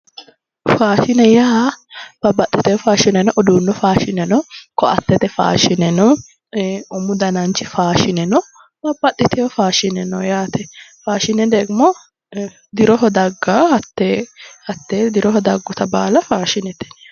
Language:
Sidamo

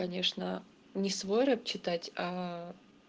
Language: Russian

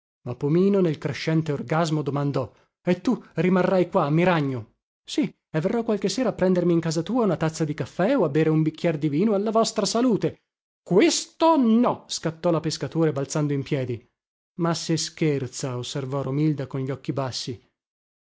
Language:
Italian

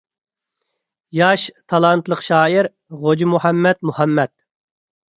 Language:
Uyghur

